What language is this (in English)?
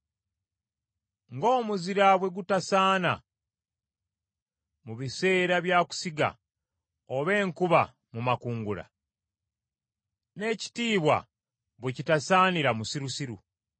Ganda